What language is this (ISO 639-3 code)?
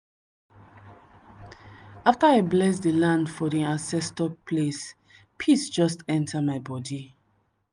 pcm